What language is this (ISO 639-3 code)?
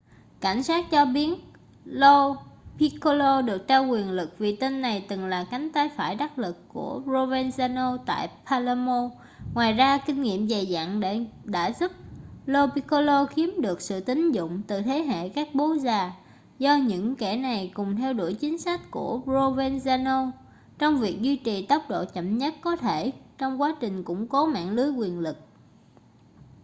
vie